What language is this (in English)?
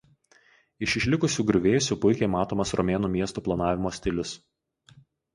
Lithuanian